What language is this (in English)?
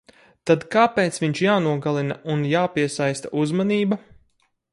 Latvian